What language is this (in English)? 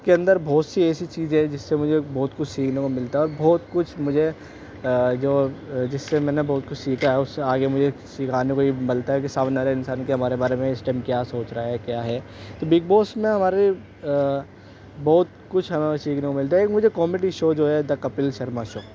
Urdu